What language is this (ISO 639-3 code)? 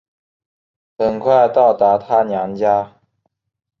zho